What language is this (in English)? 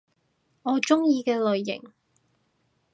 Cantonese